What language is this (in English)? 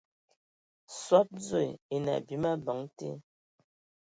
Ewondo